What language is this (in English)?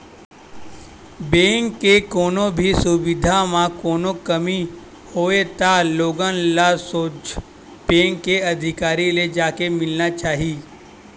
Chhattisgarhi